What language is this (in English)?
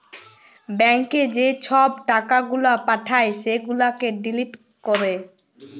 Bangla